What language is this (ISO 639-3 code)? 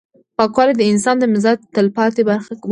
pus